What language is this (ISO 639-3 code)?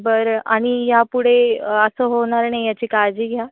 mar